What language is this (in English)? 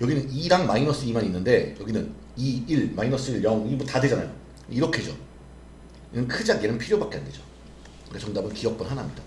Korean